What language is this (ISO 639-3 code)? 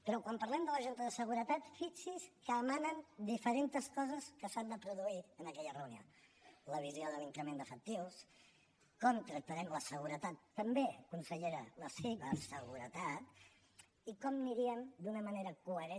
cat